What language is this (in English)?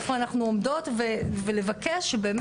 Hebrew